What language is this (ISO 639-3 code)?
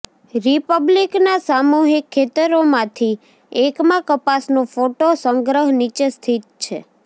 guj